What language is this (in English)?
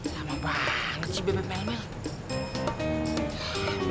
Indonesian